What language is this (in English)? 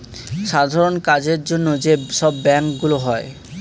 Bangla